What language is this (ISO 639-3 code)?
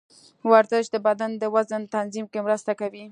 pus